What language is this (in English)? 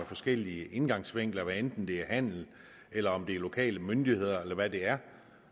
Danish